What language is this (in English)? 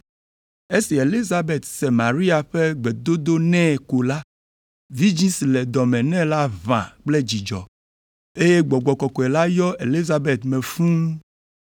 Ewe